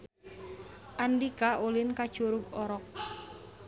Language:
Sundanese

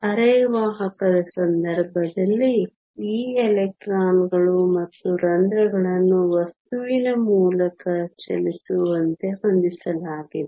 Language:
Kannada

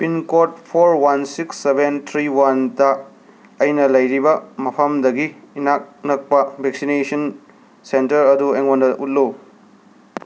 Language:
Manipuri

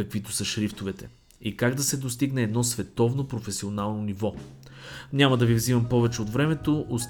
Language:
Bulgarian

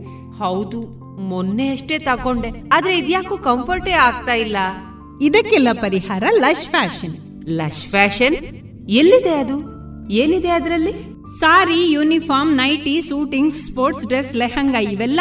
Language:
Kannada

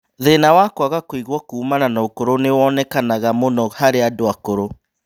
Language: Kikuyu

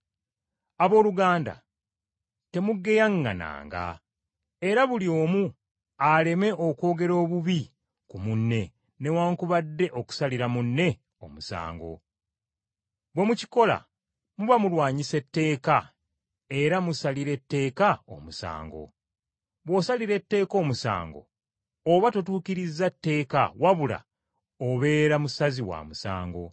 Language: Ganda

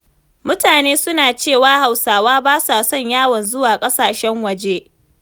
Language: Hausa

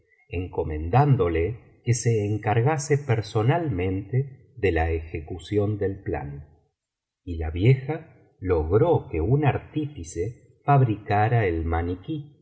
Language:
Spanish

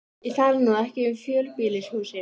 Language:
Icelandic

